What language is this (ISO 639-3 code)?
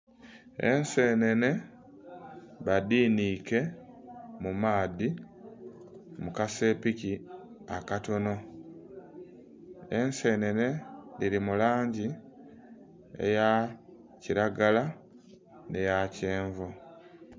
xog